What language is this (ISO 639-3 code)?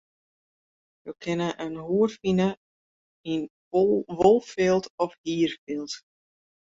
fry